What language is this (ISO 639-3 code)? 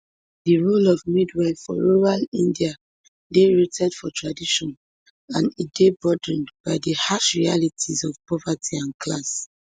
pcm